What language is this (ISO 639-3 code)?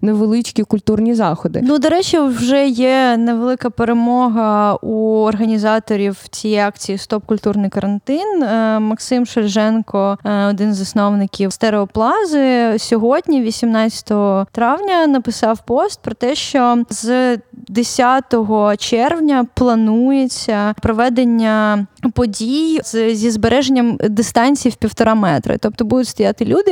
ukr